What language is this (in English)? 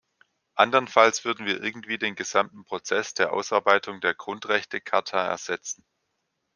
German